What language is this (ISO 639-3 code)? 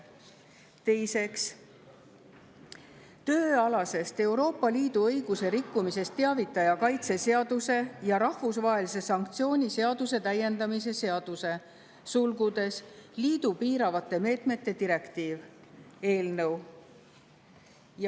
est